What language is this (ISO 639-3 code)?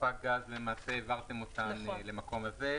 heb